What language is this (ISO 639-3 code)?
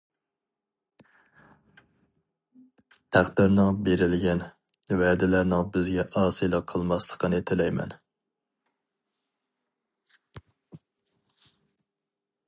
uig